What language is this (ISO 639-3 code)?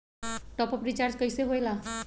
mag